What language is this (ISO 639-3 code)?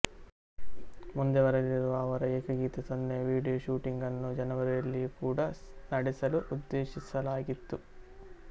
kan